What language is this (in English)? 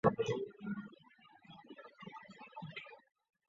Chinese